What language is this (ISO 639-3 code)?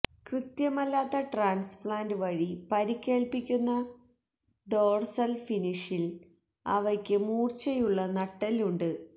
mal